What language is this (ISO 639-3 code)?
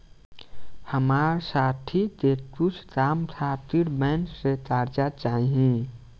bho